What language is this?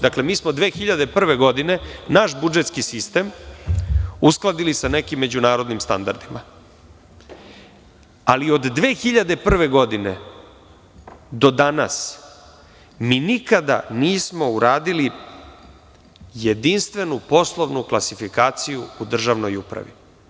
Serbian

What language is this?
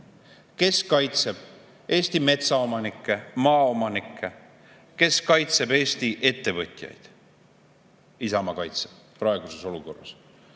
Estonian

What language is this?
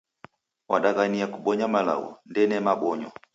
Taita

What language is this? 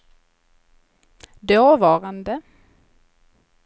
Swedish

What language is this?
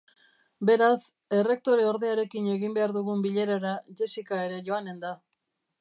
Basque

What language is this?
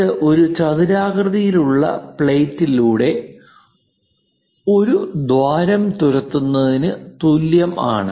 Malayalam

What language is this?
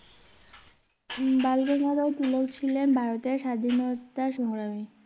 Bangla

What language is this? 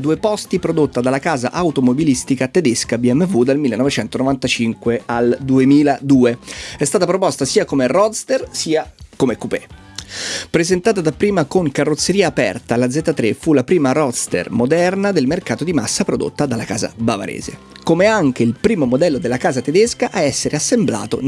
Italian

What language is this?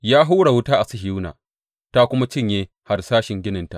Hausa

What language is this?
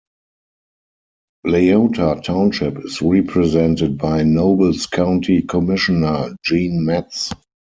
English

